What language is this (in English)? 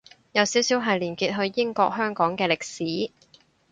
Cantonese